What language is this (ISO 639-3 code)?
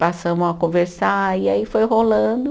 por